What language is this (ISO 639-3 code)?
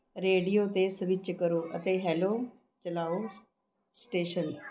pan